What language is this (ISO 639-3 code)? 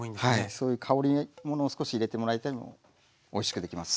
jpn